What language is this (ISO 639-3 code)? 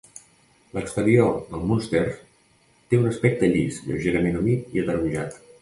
cat